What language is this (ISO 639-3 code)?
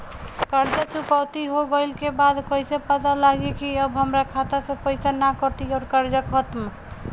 bho